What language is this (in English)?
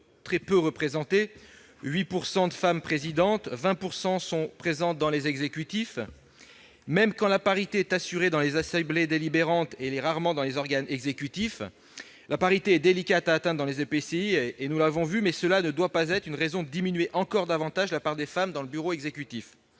French